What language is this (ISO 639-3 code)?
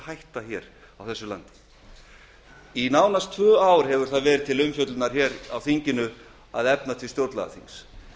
isl